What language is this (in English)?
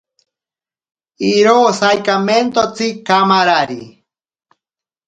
Ashéninka Perené